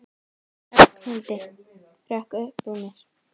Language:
Icelandic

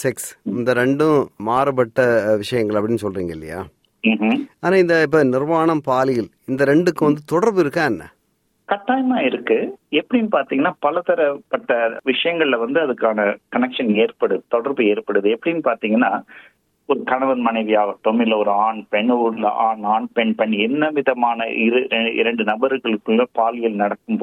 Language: Tamil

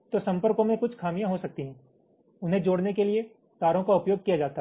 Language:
Hindi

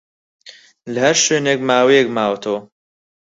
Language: Central Kurdish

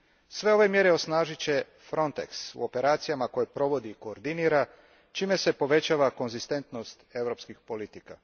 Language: Croatian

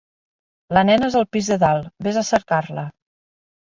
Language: Catalan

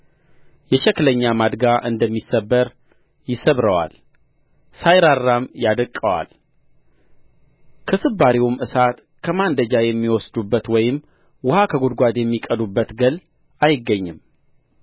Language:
Amharic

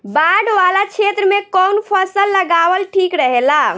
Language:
Bhojpuri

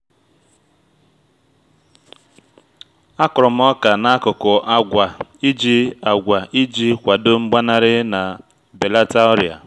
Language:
Igbo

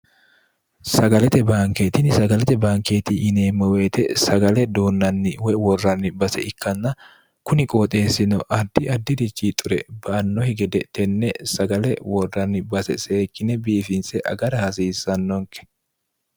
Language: Sidamo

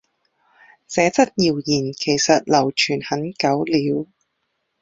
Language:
Chinese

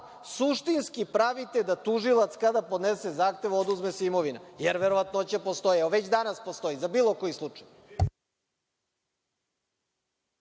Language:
Serbian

